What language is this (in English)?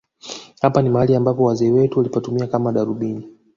Swahili